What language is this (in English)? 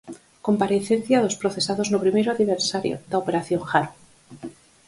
Galician